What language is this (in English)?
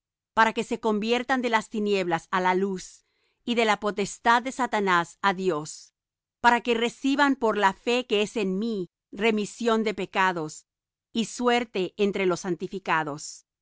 Spanish